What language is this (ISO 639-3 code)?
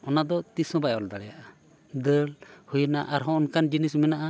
sat